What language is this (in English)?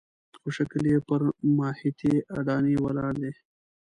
Pashto